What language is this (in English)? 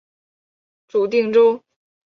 Chinese